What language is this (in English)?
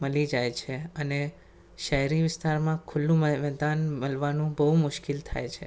Gujarati